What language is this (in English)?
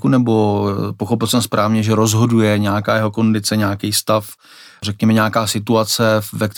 Czech